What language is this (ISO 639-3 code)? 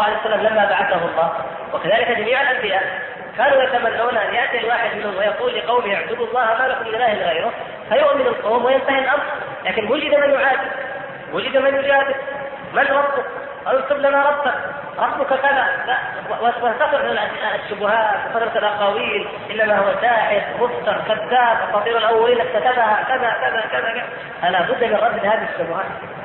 ara